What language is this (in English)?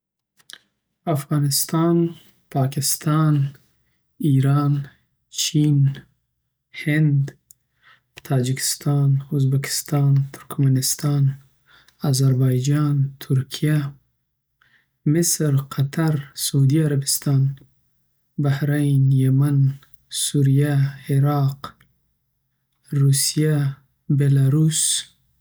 Southern Pashto